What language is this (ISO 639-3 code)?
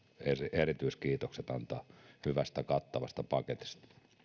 fin